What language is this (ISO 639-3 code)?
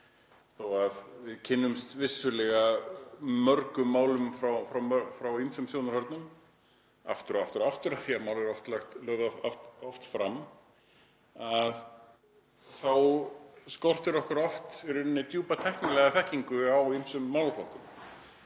isl